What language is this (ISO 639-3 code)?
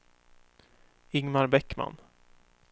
swe